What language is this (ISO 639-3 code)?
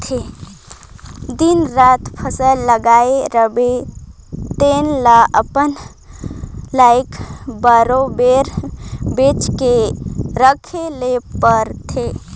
hne